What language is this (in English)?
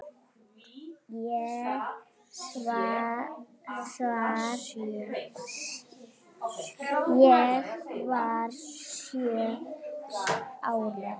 Icelandic